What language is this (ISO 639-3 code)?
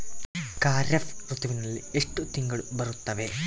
kan